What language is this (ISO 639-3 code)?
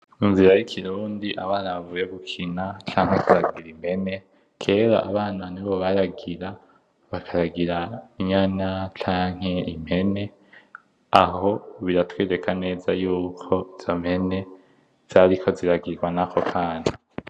run